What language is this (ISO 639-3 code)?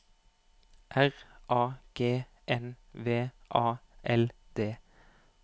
nor